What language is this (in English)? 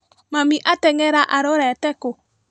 Kikuyu